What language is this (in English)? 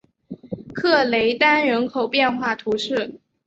Chinese